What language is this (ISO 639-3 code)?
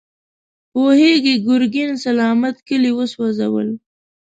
pus